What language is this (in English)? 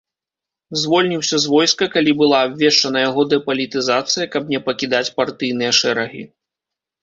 Belarusian